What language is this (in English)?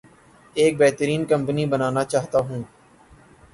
Urdu